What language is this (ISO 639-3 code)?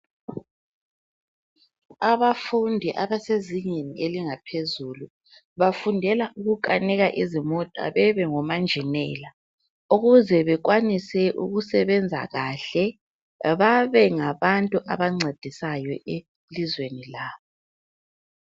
nde